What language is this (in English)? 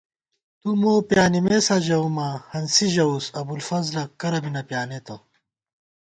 Gawar-Bati